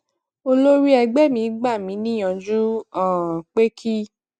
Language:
Yoruba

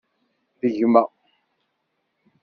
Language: Kabyle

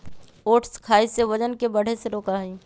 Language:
Magahi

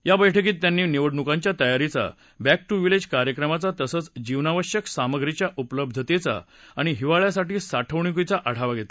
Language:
Marathi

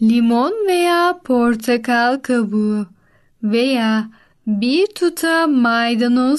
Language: Turkish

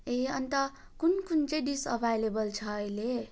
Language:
Nepali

